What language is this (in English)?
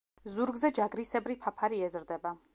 Georgian